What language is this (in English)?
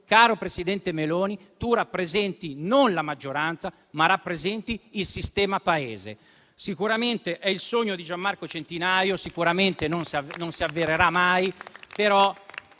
Italian